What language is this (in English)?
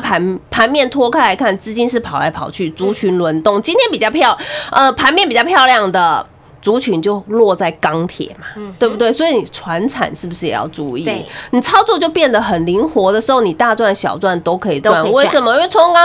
Chinese